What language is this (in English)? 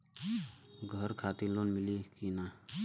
Bhojpuri